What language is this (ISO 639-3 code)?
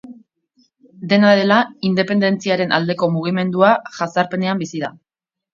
eus